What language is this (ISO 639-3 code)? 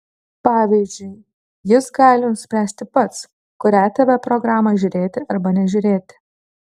lit